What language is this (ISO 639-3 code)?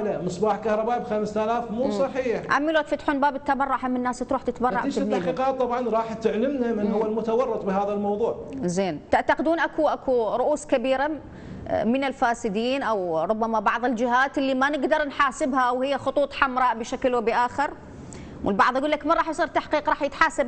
ara